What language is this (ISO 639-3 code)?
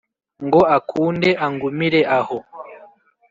kin